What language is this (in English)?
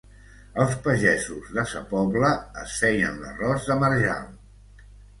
Catalan